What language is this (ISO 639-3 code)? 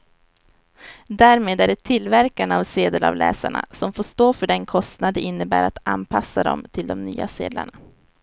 swe